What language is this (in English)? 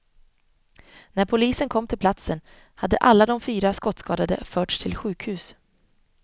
Swedish